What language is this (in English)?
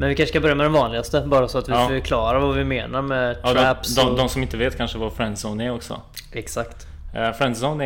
Swedish